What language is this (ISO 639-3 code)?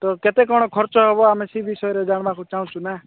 ori